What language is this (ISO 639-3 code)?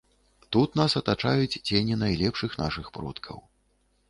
bel